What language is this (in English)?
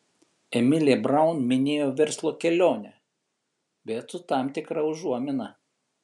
Lithuanian